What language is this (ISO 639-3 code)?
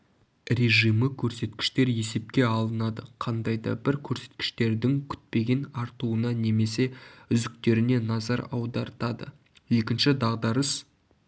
kaz